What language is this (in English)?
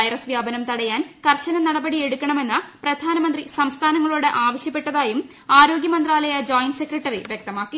Malayalam